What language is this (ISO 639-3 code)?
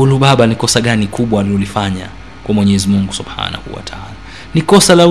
swa